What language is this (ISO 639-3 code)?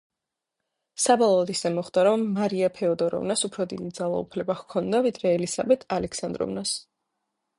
kat